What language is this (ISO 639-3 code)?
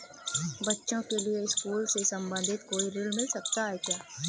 hin